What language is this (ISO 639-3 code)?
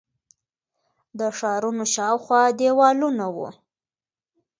pus